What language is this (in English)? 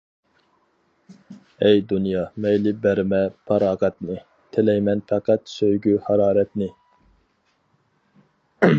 Uyghur